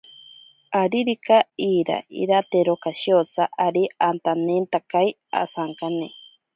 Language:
Ashéninka Perené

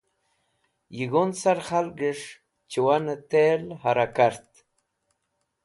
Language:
Wakhi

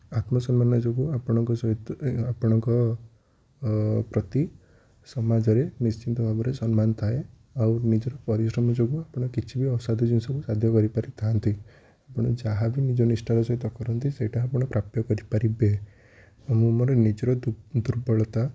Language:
Odia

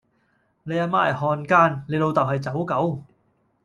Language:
Cantonese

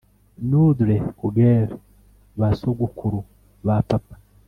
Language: Kinyarwanda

